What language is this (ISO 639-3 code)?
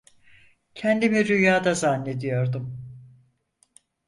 tur